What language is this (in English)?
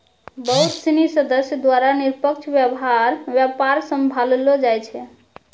Maithili